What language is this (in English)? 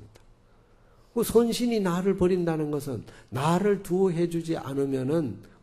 Korean